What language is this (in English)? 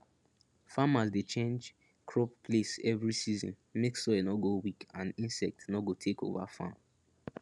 Nigerian Pidgin